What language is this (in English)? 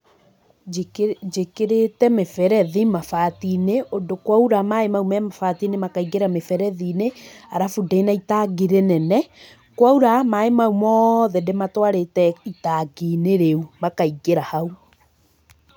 Kikuyu